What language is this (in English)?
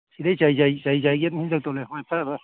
Manipuri